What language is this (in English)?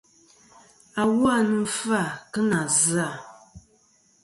Kom